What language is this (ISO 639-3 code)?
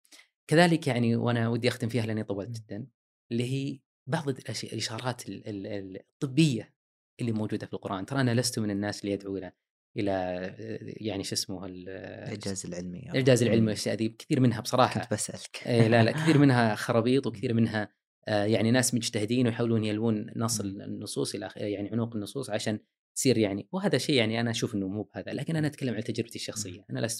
ara